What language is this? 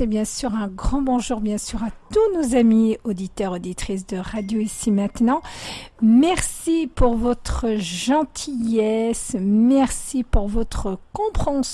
French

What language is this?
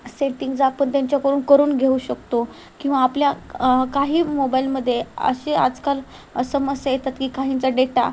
Marathi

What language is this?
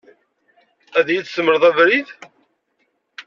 Kabyle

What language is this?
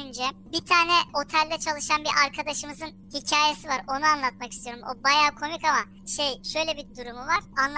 Turkish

